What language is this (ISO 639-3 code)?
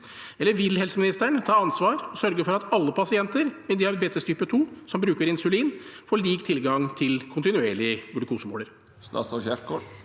nor